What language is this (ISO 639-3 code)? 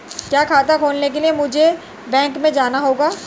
hin